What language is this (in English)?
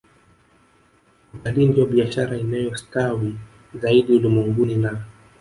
Swahili